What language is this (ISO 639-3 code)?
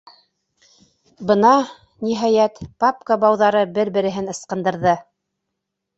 bak